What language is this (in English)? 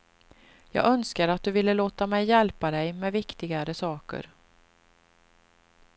Swedish